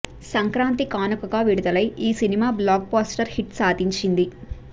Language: Telugu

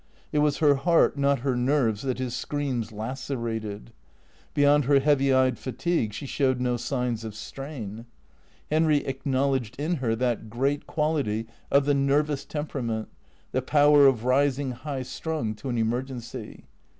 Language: English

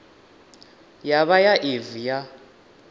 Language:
Venda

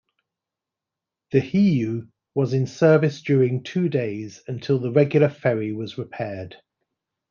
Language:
English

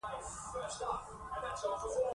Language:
Pashto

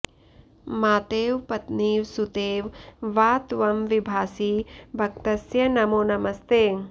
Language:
Sanskrit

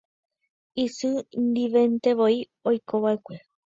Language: Guarani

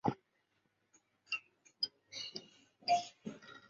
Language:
Chinese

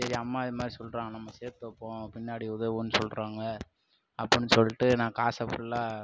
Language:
Tamil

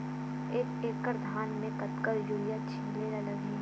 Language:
Chhattisgarhi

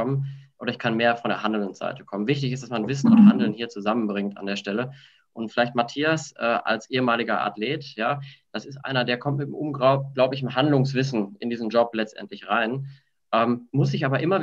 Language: German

